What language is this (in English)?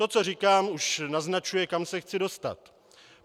Czech